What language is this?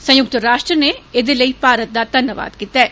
Dogri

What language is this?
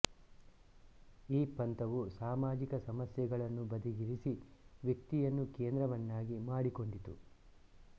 Kannada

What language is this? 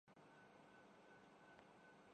Urdu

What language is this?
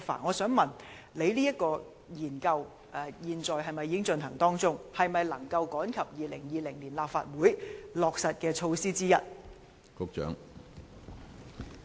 Cantonese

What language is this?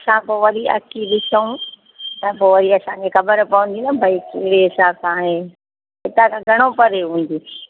Sindhi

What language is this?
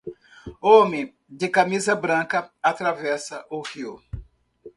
Portuguese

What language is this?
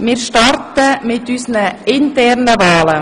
Swiss German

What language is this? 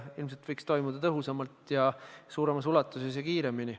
Estonian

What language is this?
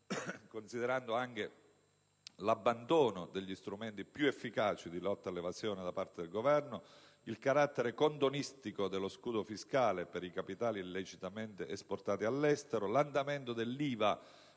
Italian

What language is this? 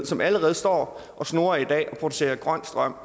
Danish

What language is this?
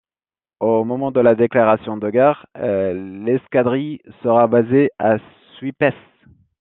French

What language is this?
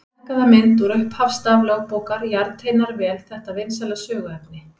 Icelandic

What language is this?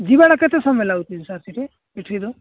Odia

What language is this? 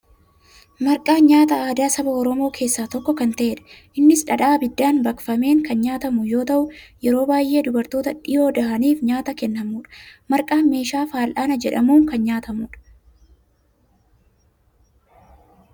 Oromo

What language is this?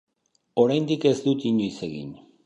Basque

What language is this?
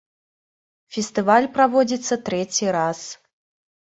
Belarusian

